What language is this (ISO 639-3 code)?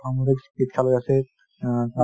asm